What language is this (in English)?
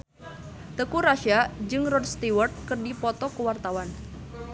Sundanese